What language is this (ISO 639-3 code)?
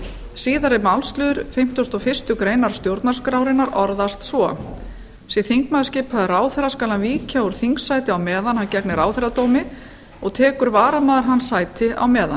isl